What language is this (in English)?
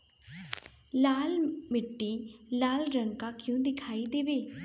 Bhojpuri